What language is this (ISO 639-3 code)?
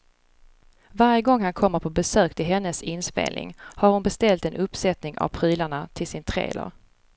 swe